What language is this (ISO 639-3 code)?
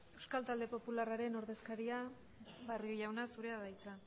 eus